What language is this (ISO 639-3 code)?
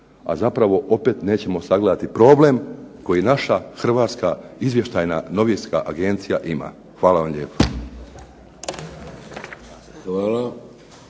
hrv